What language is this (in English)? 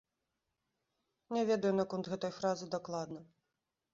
Belarusian